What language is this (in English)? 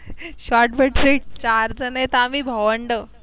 Marathi